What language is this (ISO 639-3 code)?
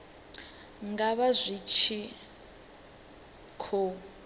ven